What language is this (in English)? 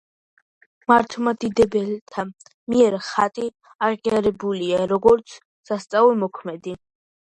Georgian